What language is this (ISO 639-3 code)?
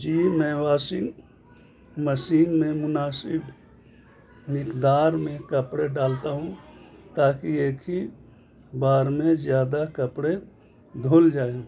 urd